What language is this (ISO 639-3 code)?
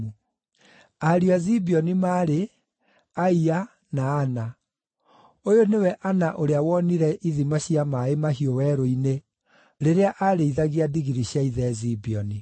kik